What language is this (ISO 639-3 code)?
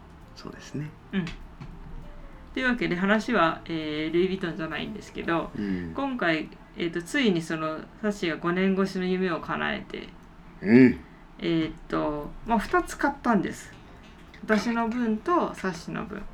jpn